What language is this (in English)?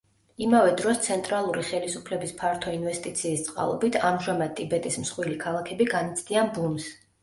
Georgian